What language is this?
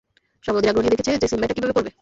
Bangla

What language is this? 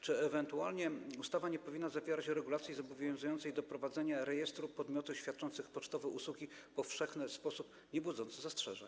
Polish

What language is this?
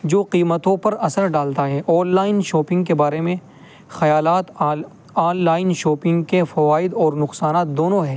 Urdu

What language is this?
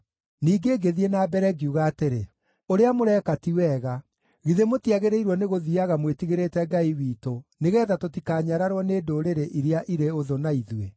Kikuyu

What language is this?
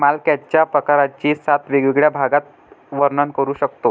Marathi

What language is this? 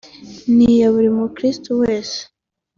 Kinyarwanda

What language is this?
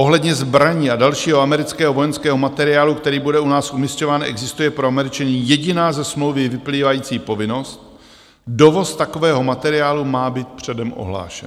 Czech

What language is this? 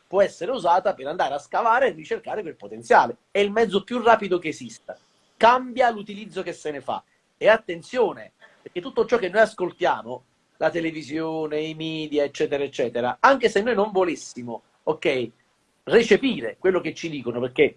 Italian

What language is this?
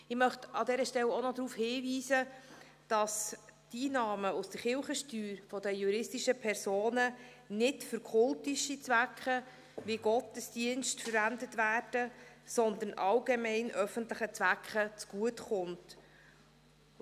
Swiss German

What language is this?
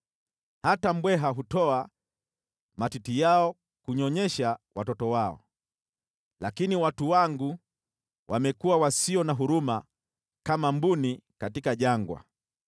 Swahili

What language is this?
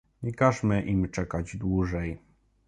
Polish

